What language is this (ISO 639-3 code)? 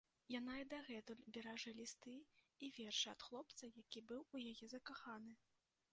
bel